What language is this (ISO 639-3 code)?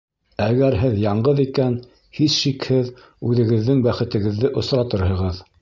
bak